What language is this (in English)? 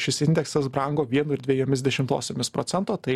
Lithuanian